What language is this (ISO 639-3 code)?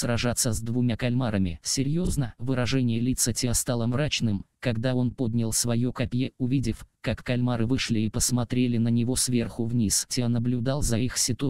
rus